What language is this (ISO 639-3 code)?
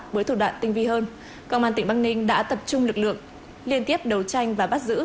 vie